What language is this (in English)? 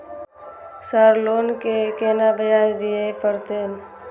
Maithili